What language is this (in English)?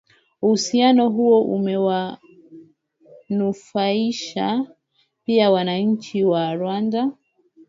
Swahili